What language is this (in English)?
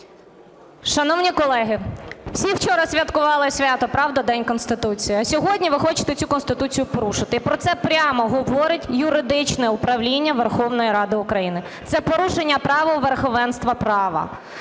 Ukrainian